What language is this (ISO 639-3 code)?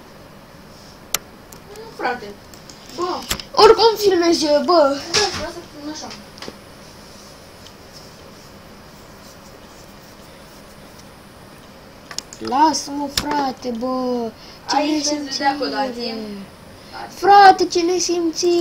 ron